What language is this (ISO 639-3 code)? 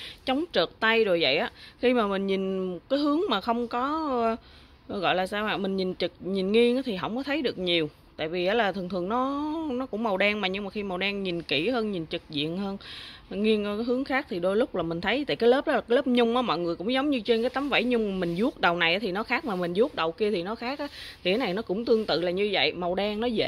vie